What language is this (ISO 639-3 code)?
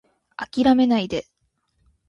jpn